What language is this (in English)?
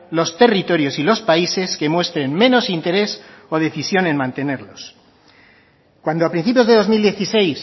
Spanish